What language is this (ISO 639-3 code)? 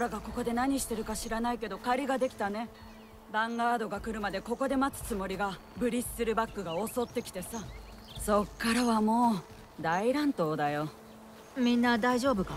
jpn